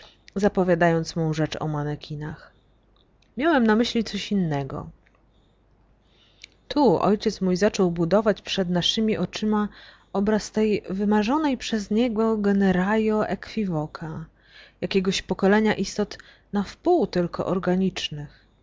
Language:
Polish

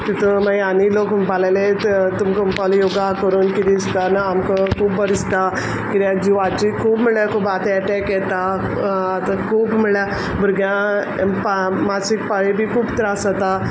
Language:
Konkani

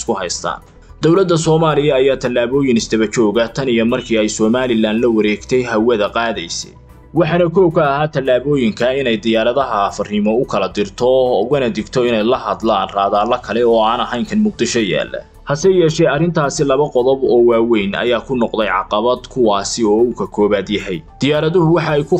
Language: Arabic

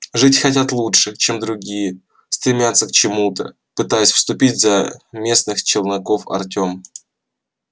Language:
Russian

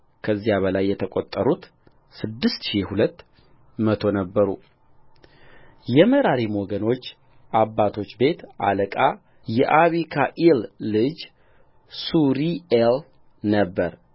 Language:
Amharic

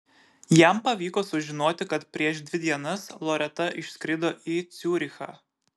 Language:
Lithuanian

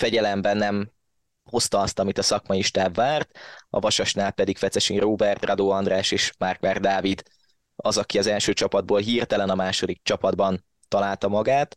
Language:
Hungarian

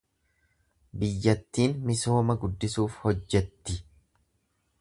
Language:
Oromo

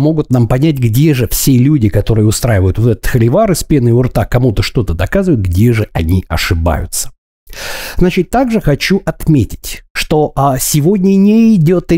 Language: Russian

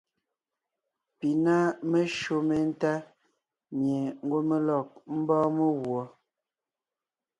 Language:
Ngiemboon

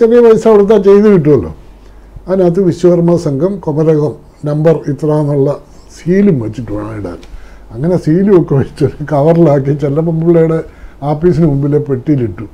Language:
Malayalam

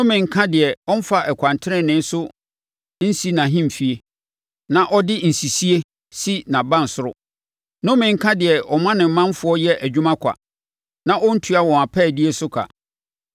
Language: Akan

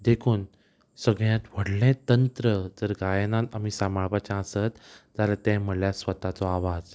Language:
Konkani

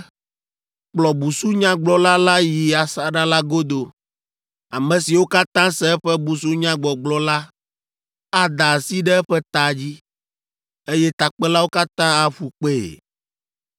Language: Ewe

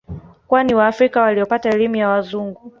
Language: Swahili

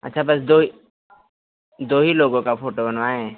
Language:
Hindi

